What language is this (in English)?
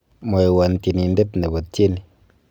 Kalenjin